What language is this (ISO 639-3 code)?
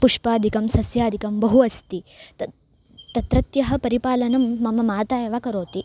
san